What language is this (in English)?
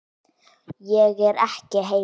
Icelandic